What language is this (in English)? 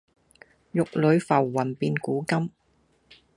Cantonese